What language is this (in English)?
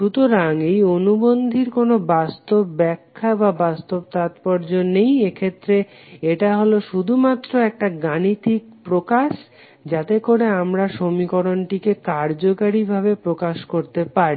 Bangla